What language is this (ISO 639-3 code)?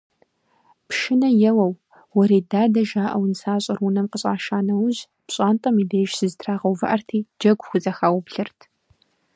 kbd